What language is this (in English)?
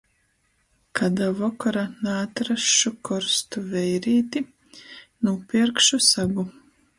Latgalian